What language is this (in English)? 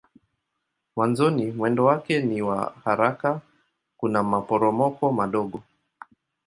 Swahili